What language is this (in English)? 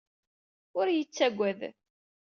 Kabyle